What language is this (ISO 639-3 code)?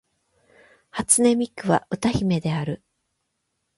jpn